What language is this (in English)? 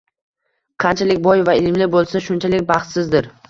Uzbek